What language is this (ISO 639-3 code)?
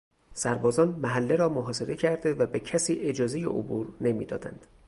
fas